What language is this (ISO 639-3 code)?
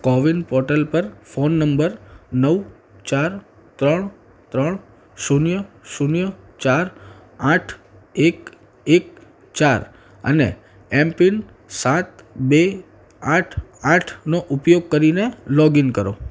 guj